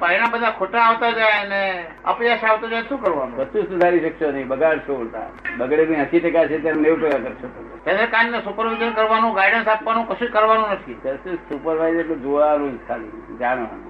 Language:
Gujarati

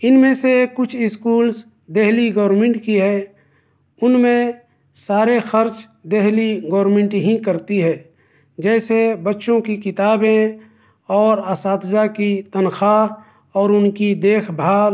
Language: Urdu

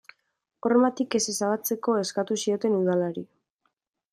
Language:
Basque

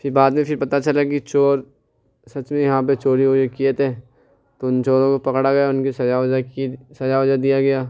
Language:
Urdu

